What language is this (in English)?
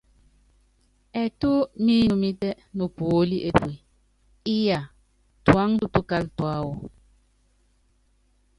Yangben